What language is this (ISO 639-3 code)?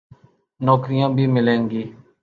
urd